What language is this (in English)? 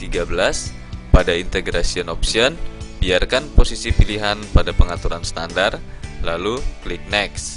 Indonesian